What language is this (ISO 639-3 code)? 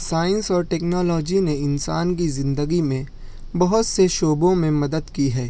urd